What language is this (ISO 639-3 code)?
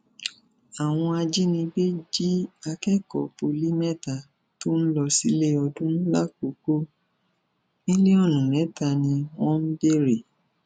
yor